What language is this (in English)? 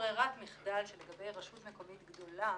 Hebrew